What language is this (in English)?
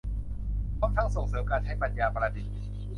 Thai